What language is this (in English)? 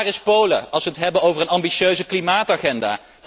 Dutch